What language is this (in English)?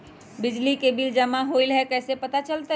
Magahi